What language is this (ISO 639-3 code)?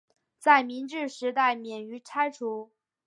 zho